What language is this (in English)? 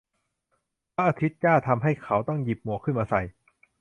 Thai